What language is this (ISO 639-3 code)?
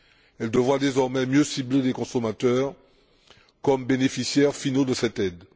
fra